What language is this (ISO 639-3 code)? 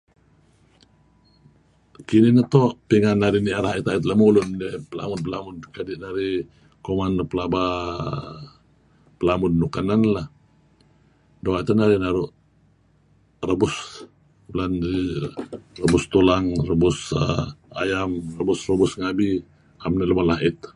kzi